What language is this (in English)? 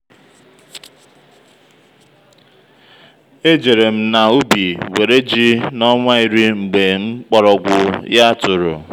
Igbo